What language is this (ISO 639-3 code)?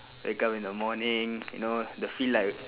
eng